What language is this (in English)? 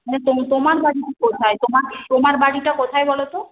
Bangla